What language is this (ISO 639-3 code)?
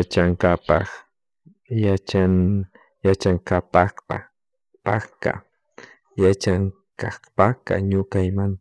qug